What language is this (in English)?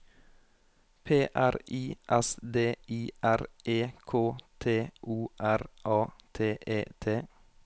Norwegian